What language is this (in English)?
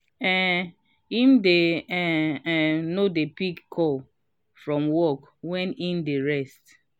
Nigerian Pidgin